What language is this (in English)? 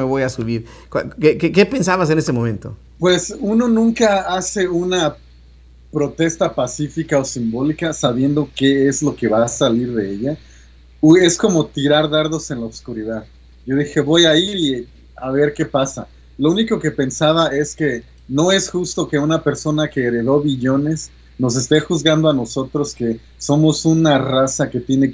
Spanish